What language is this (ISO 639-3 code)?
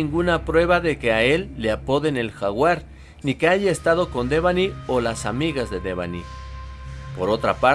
spa